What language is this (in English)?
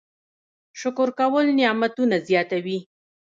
Pashto